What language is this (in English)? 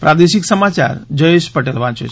Gujarati